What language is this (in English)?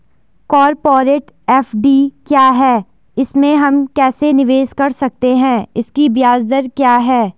Hindi